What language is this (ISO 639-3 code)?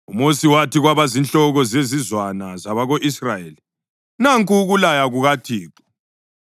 nde